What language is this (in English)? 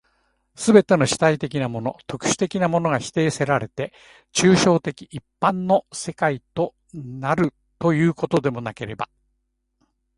Japanese